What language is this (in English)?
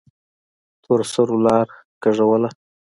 Pashto